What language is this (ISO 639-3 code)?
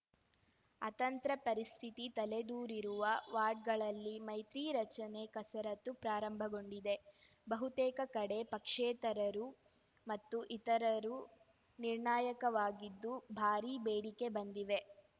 kan